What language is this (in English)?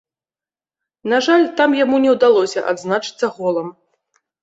Belarusian